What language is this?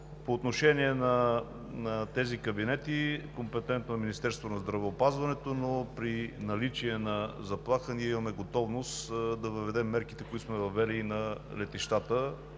Bulgarian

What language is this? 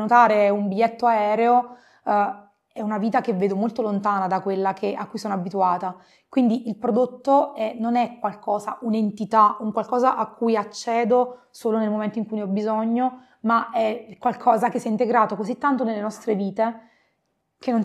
Italian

